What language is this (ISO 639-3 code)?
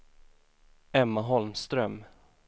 swe